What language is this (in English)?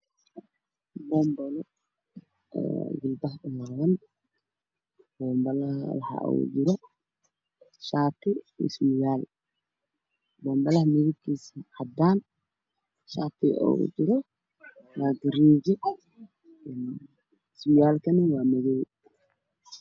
Somali